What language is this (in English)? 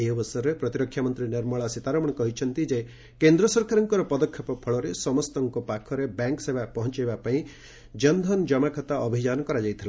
Odia